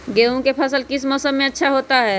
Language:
Magahi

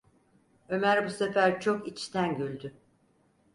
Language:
Turkish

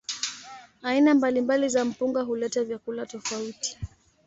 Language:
Swahili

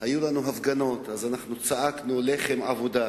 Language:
Hebrew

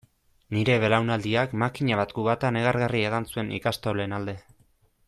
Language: Basque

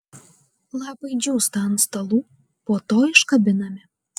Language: Lithuanian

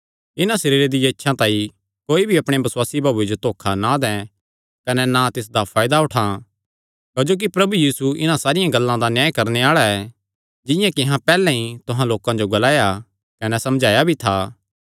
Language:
Kangri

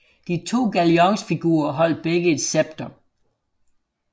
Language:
Danish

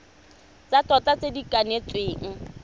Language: Tswana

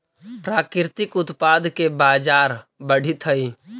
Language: Magahi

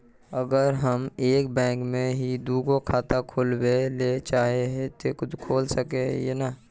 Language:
Magahi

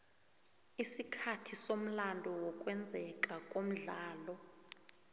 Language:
South Ndebele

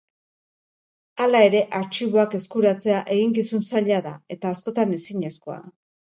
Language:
Basque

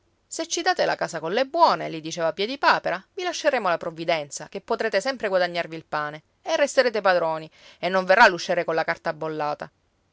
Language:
Italian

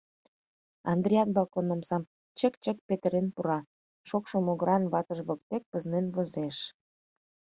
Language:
Mari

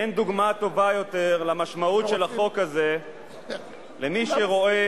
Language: Hebrew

